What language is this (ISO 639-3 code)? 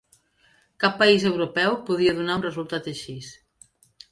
cat